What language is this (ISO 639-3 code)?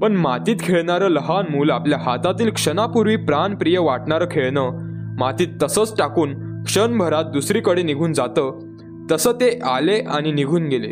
mar